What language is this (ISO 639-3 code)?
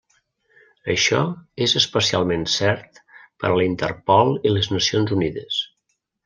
cat